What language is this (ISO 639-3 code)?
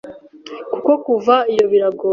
kin